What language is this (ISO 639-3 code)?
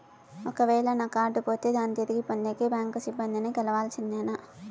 tel